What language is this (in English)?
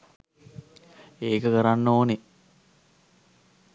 Sinhala